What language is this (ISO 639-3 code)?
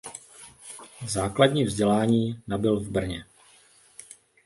ces